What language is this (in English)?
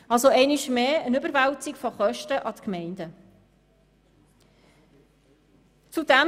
Swiss German